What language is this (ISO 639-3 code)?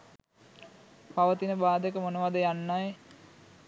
sin